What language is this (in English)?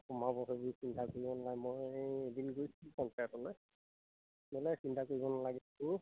Assamese